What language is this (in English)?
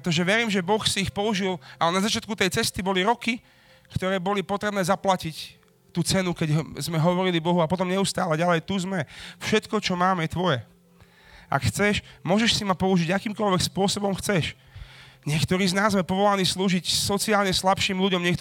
Slovak